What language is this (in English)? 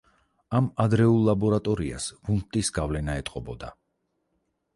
Georgian